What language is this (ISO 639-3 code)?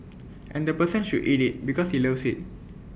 eng